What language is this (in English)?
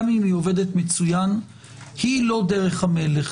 Hebrew